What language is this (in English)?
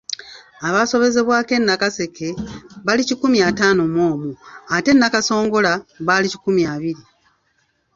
Ganda